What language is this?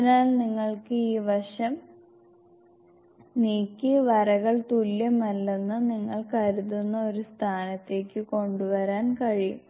Malayalam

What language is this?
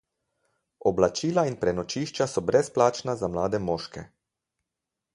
Slovenian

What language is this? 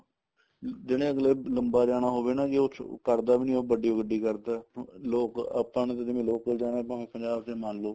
Punjabi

